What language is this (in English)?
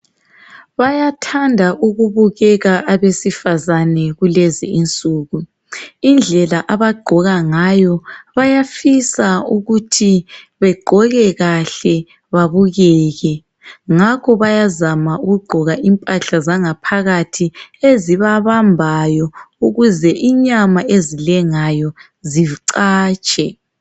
North Ndebele